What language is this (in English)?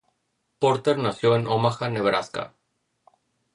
Spanish